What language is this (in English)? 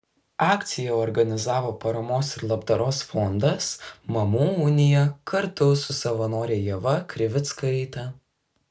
Lithuanian